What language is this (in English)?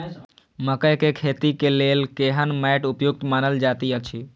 Maithili